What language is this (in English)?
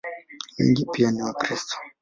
Swahili